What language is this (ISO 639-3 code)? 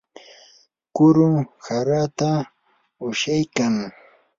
qur